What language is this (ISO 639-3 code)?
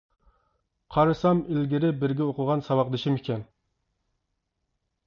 uig